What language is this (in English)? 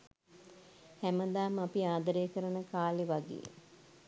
Sinhala